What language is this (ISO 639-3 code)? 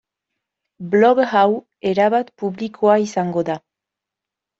eus